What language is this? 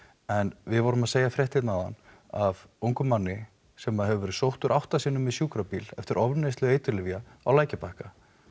Icelandic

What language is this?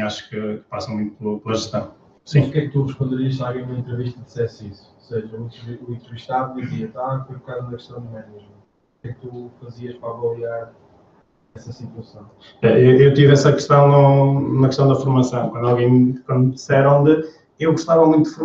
Portuguese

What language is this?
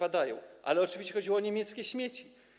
Polish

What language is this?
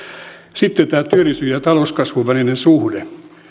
Finnish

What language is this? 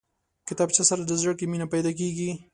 Pashto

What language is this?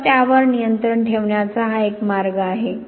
Marathi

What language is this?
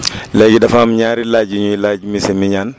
Wolof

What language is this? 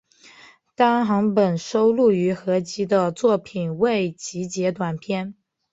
Chinese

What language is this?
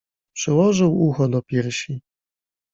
Polish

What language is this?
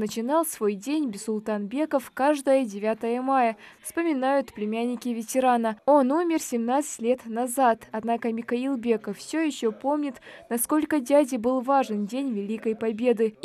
Russian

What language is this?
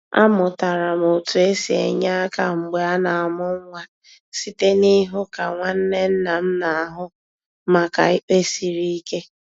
Igbo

